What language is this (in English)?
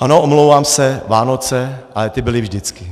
Czech